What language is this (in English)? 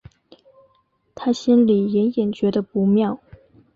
Chinese